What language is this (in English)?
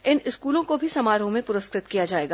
Hindi